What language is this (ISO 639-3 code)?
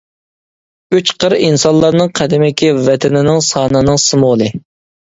uig